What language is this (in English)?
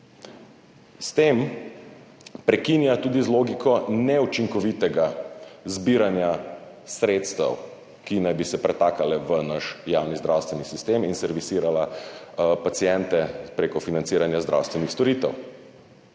Slovenian